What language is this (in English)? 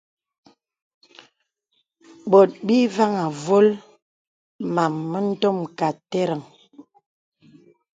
Bebele